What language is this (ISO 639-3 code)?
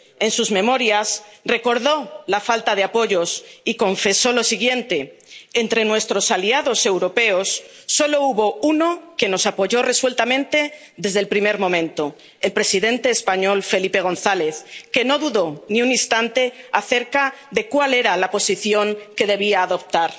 spa